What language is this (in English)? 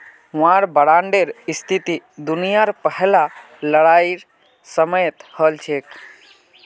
Magahi